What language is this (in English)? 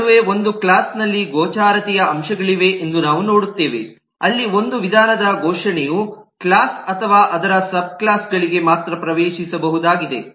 Kannada